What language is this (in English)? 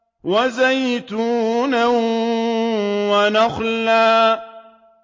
Arabic